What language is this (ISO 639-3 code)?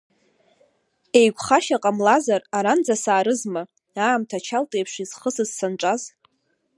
abk